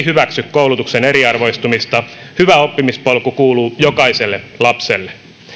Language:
Finnish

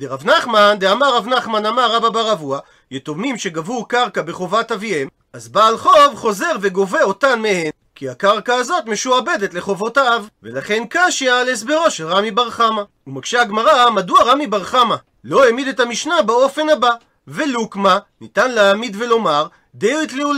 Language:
Hebrew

